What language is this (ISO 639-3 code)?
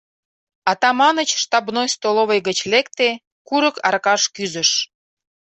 chm